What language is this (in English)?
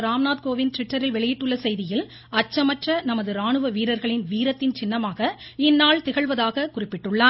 Tamil